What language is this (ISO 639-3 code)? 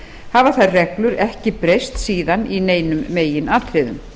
isl